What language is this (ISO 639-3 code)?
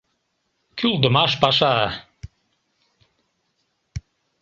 chm